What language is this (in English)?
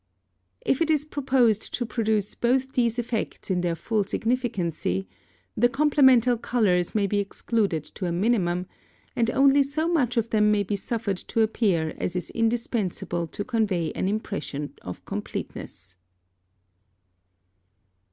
English